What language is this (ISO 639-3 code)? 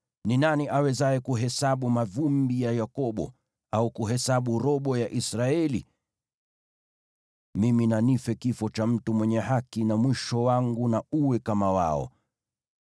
swa